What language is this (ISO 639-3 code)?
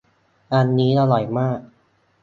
tha